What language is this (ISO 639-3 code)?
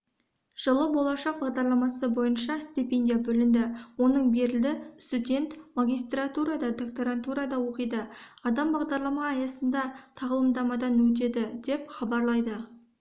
kaz